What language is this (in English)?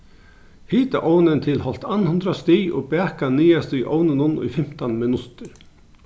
Faroese